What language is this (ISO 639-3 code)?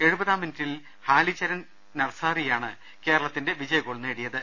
mal